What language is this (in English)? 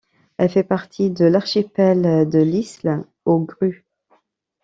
French